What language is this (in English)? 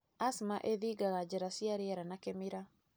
Kikuyu